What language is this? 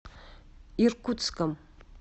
Russian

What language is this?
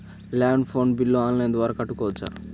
Telugu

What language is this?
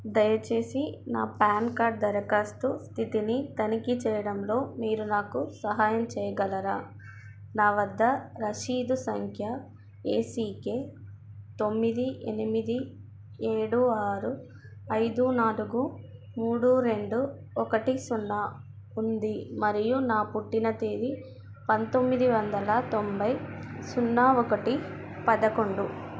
Telugu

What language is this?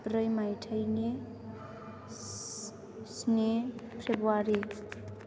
Bodo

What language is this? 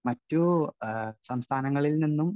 Malayalam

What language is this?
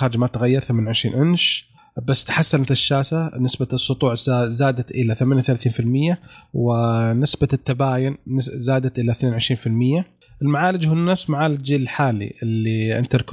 Arabic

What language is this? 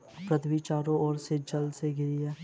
Hindi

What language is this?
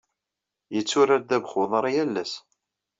Kabyle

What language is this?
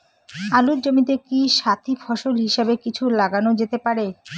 Bangla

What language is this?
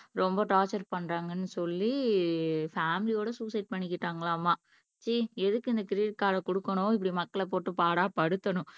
Tamil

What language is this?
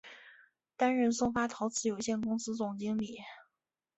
Chinese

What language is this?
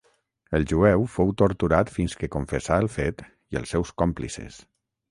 Catalan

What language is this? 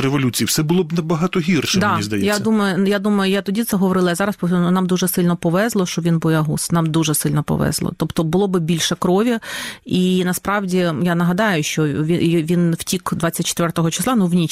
Ukrainian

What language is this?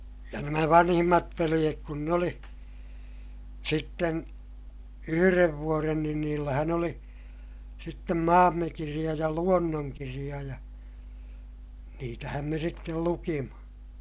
Finnish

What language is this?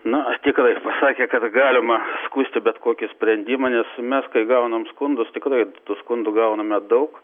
Lithuanian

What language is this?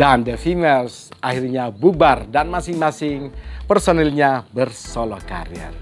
Indonesian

